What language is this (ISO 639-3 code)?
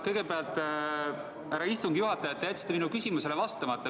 est